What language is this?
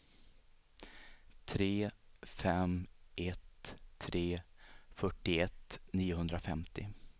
Swedish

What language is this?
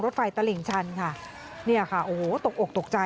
Thai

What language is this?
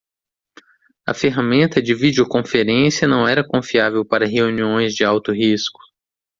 Portuguese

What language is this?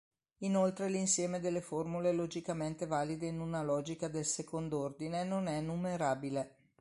Italian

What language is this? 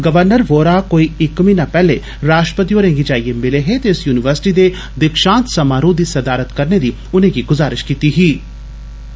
Dogri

